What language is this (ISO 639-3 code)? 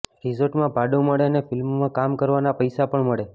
guj